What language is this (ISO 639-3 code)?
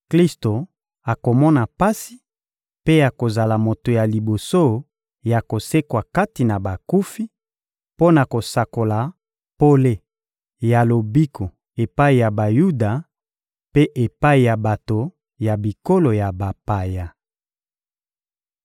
lin